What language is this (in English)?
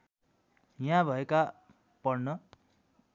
Nepali